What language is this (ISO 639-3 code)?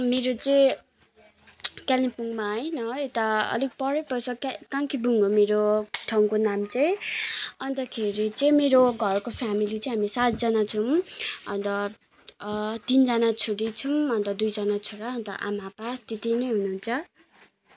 nep